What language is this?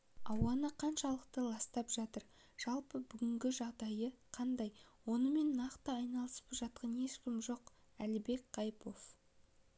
Kazakh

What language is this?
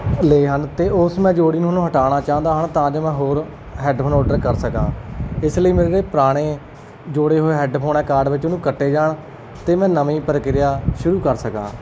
Punjabi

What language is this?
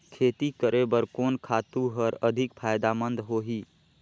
Chhattisgarhi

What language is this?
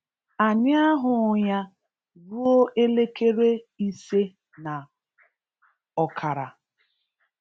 Igbo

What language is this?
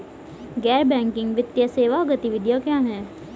Hindi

